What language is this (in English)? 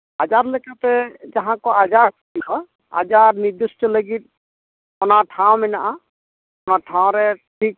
Santali